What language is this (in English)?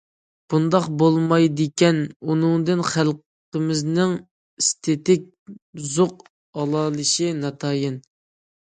Uyghur